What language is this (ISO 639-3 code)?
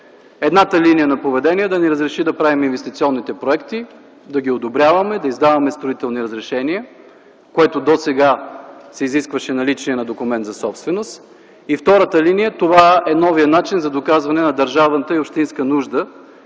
bul